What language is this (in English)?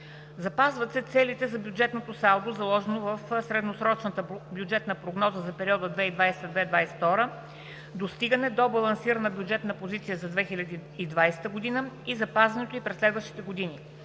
Bulgarian